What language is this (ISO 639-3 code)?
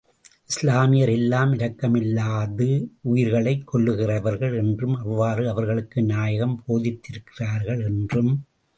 tam